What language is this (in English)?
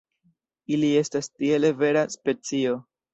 Esperanto